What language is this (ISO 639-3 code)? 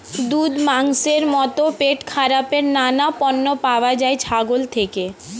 ben